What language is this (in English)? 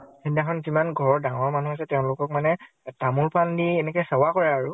Assamese